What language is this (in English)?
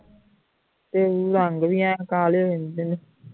Punjabi